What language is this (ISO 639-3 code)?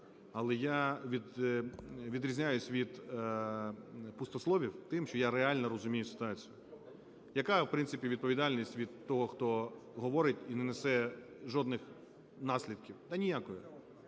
ukr